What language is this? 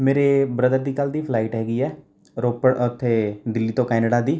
Punjabi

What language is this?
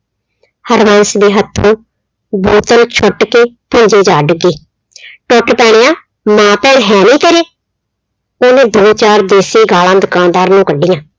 Punjabi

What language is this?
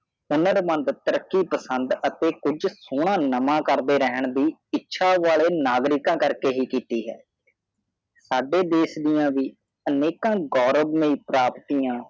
Punjabi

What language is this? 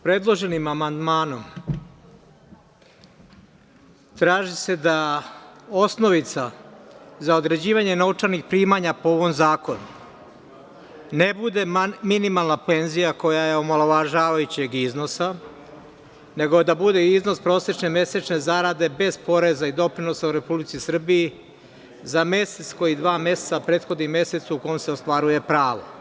Serbian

